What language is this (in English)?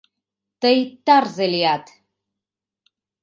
Mari